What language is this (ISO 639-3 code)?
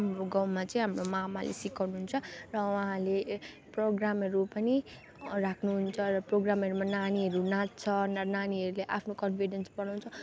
nep